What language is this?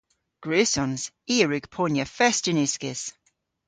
Cornish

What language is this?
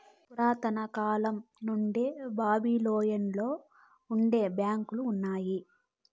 Telugu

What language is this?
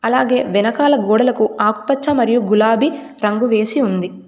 Telugu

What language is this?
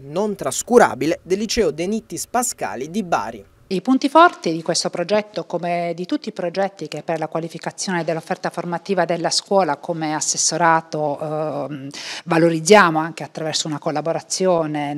Italian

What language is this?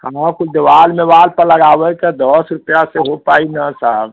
Hindi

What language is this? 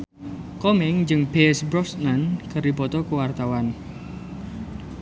Sundanese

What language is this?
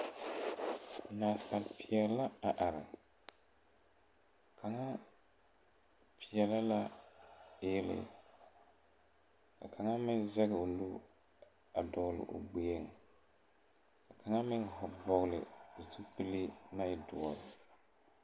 Southern Dagaare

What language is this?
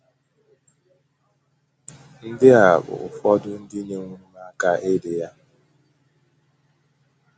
Igbo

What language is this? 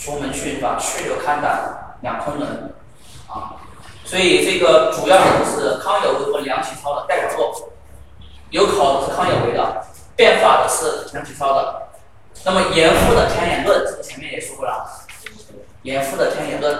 Chinese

